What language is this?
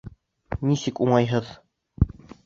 Bashkir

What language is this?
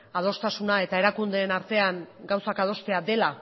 Basque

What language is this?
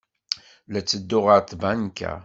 Kabyle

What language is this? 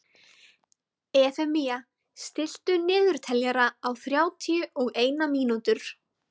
Icelandic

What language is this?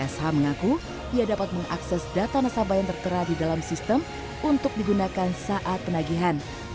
Indonesian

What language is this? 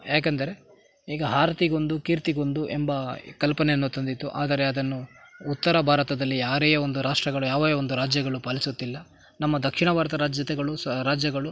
Kannada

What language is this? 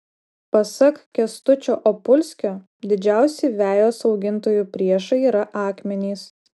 Lithuanian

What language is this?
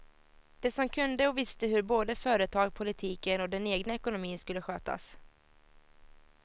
Swedish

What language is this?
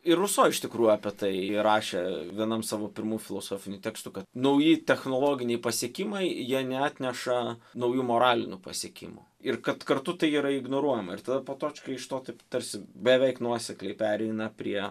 Lithuanian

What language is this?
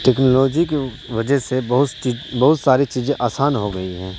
Urdu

